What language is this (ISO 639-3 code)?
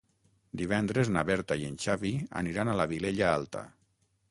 cat